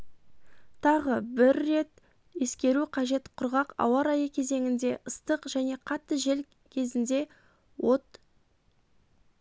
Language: Kazakh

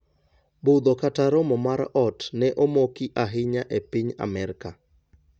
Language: Luo (Kenya and Tanzania)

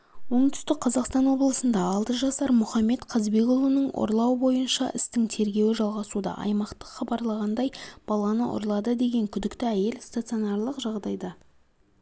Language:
Kazakh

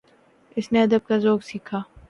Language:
Urdu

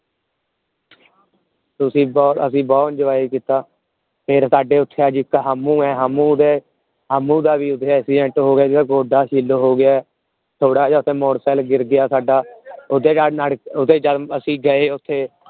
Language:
Punjabi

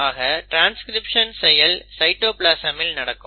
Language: Tamil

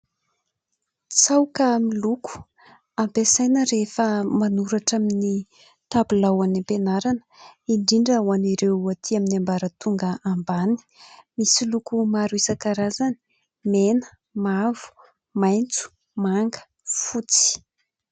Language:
Malagasy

